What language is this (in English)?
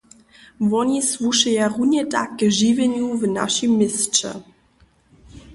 Upper Sorbian